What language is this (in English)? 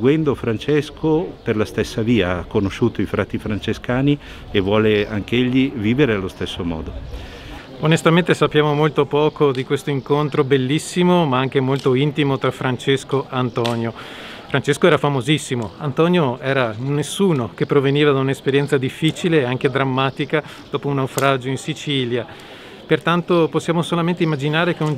Italian